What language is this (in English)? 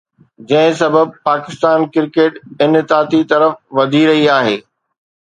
Sindhi